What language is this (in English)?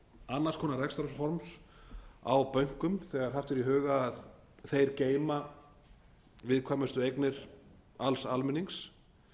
Icelandic